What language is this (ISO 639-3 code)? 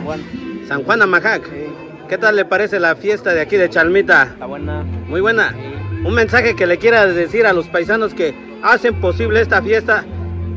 spa